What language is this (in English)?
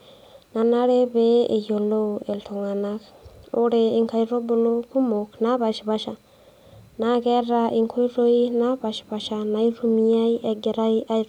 Masai